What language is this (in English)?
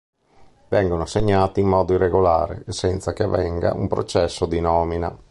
Italian